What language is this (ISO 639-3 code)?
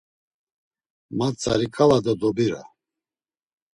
lzz